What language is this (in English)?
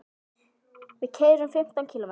Icelandic